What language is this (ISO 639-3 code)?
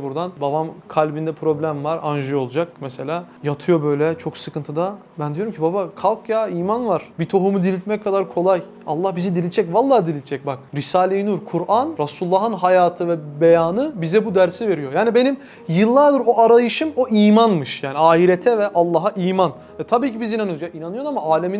tur